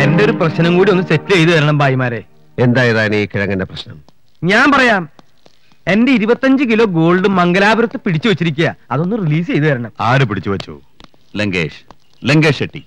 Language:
Malayalam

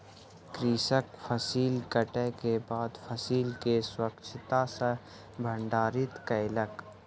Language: Maithili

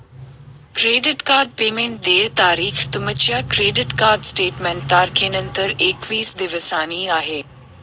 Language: Marathi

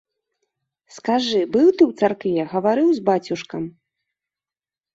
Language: Belarusian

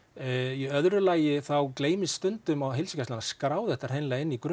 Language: Icelandic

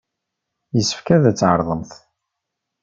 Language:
Kabyle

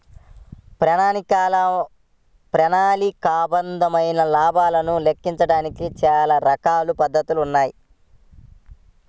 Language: Telugu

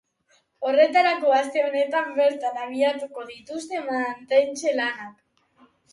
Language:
Basque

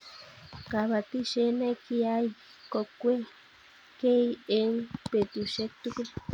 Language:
Kalenjin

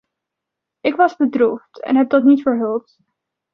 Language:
Dutch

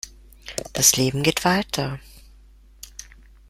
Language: German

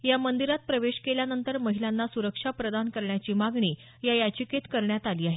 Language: Marathi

